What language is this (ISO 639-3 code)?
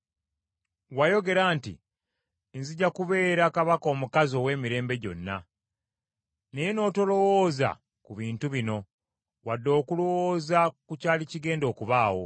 lug